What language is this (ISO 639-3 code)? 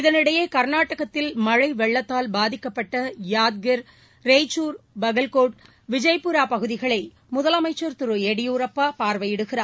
tam